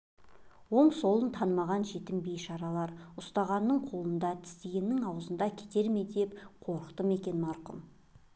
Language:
Kazakh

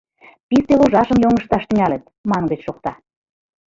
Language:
Mari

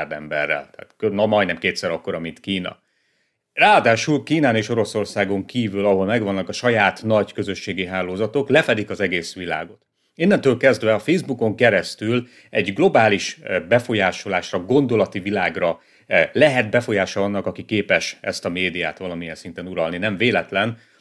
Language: Hungarian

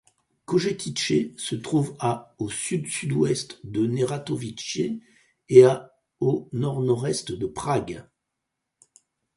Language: French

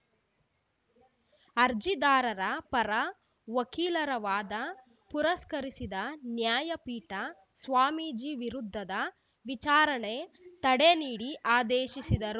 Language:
Kannada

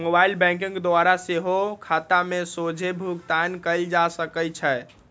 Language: Magahi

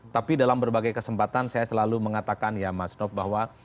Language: Indonesian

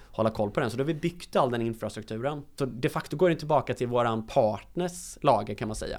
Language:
Swedish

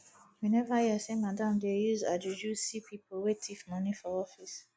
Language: Nigerian Pidgin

